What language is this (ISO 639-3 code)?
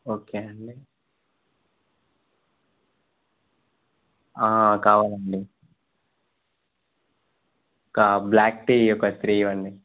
tel